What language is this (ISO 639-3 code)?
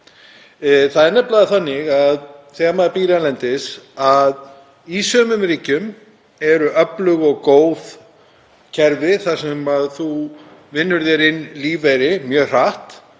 isl